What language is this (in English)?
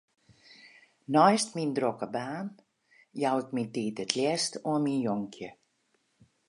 Western Frisian